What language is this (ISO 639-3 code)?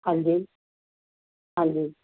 pan